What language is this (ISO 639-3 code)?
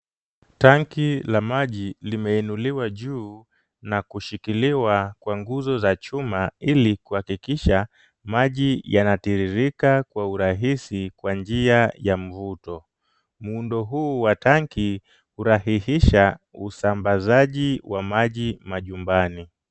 swa